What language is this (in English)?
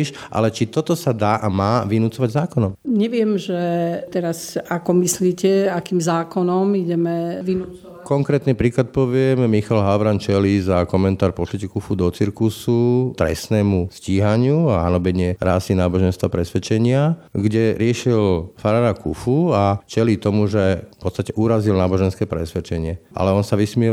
Slovak